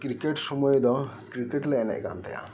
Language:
Santali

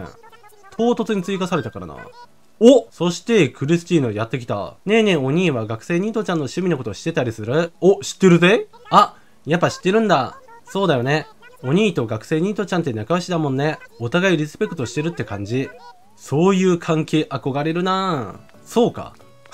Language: Japanese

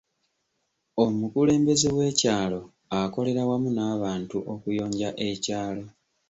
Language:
Ganda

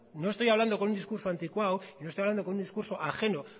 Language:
Spanish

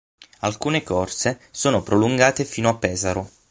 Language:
Italian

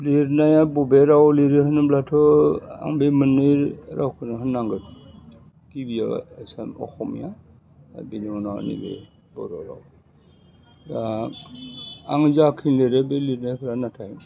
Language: Bodo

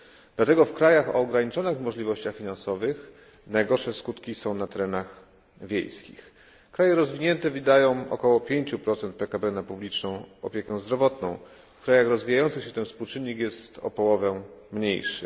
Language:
Polish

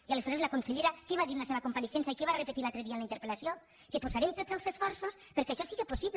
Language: Catalan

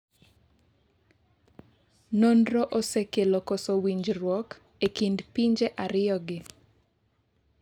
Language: Luo (Kenya and Tanzania)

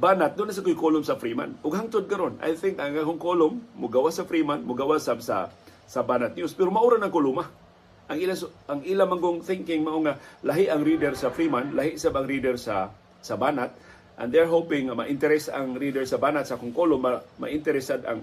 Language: Filipino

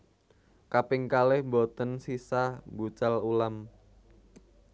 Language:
Javanese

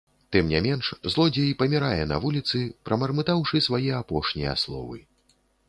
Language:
Belarusian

